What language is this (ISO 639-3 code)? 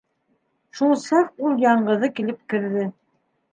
bak